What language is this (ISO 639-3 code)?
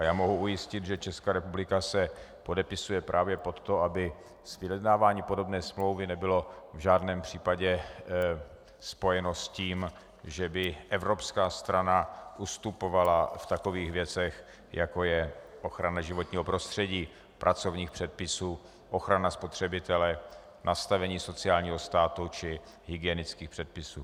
ces